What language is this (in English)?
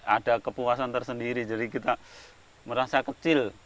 Indonesian